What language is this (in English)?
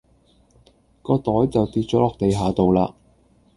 Cantonese